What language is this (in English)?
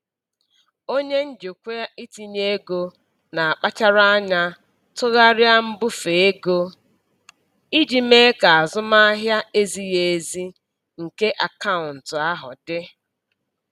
Igbo